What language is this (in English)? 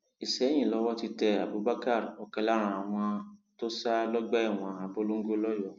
Yoruba